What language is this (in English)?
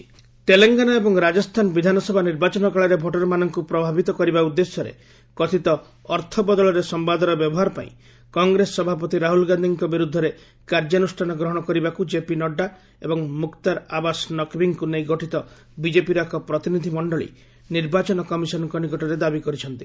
Odia